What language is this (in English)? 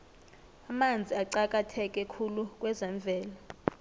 South Ndebele